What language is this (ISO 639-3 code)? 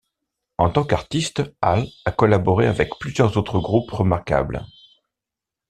fra